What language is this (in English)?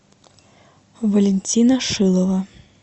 Russian